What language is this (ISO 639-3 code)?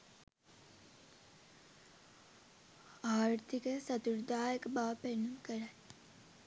sin